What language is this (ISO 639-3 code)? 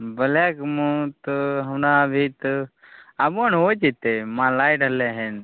mai